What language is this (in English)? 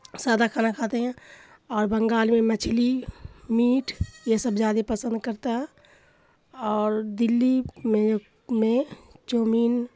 Urdu